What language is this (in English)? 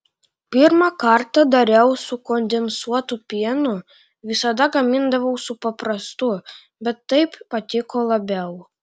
Lithuanian